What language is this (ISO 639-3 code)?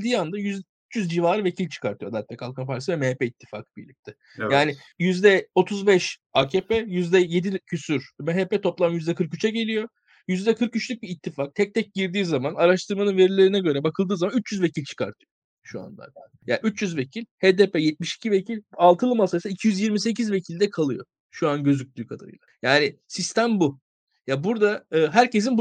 tur